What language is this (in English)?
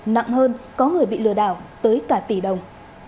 Vietnamese